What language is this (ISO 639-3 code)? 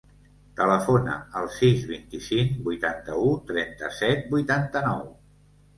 cat